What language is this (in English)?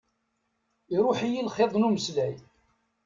Kabyle